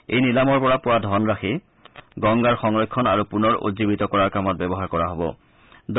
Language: Assamese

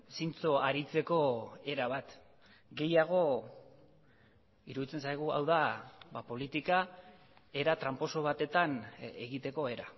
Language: Basque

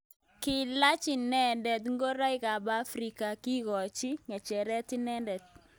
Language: Kalenjin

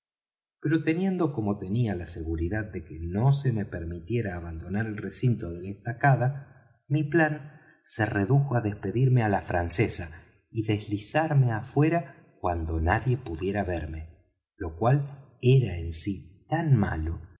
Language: Spanish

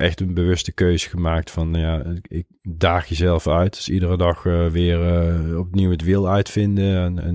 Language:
Dutch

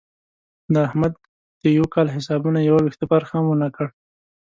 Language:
Pashto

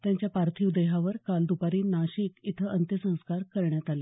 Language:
Marathi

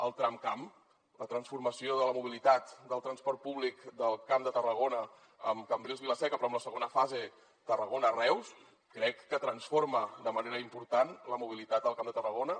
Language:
Catalan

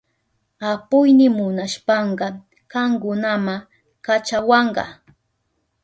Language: Southern Pastaza Quechua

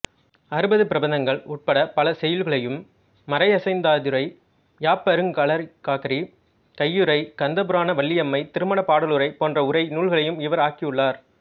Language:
Tamil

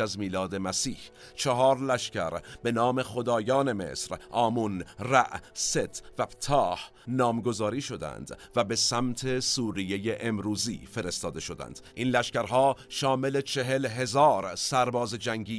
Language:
Persian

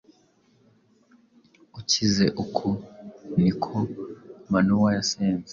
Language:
Kinyarwanda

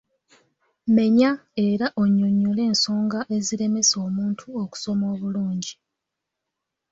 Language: Ganda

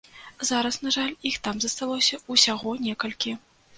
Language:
Belarusian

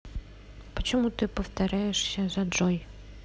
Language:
Russian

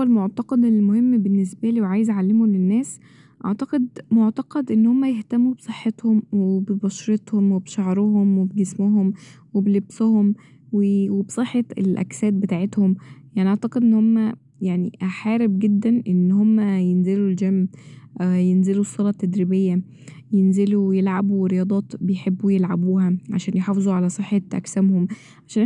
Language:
Egyptian Arabic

